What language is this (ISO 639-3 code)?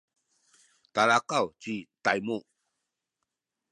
szy